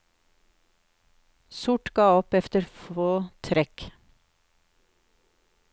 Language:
Norwegian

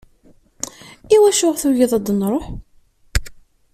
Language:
Kabyle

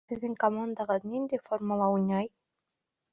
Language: Bashkir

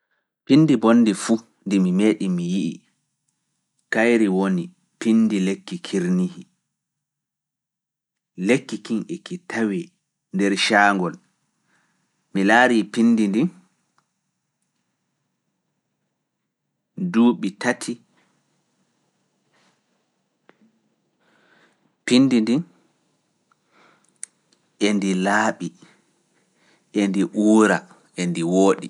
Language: Fula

